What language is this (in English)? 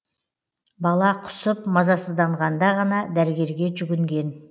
Kazakh